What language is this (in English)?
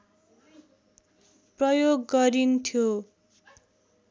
Nepali